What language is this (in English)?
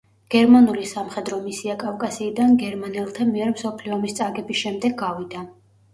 Georgian